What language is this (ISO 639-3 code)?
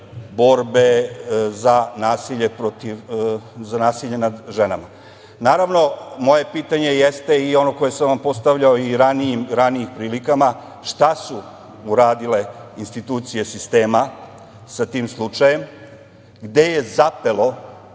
srp